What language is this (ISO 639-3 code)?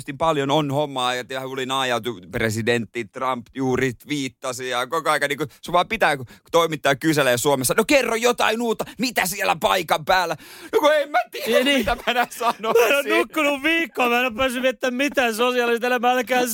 fin